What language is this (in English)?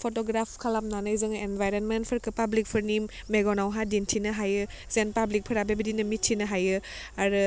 Bodo